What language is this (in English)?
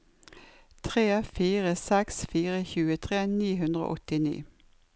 Norwegian